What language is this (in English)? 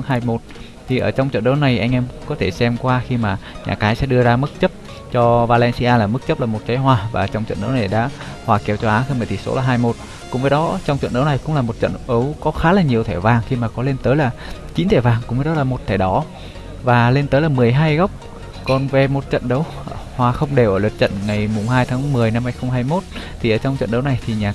Vietnamese